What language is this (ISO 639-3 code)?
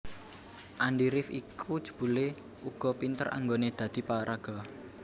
jav